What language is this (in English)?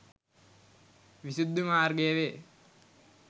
Sinhala